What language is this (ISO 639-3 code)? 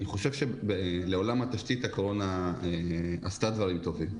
heb